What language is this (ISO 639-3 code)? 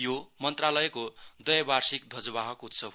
nep